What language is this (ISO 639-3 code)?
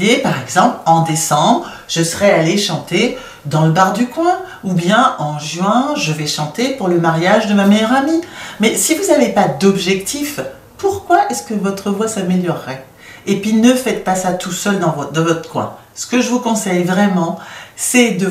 fra